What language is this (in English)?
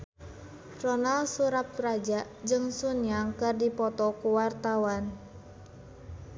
Sundanese